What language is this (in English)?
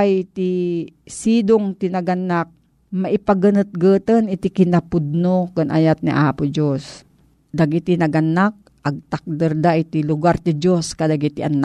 Filipino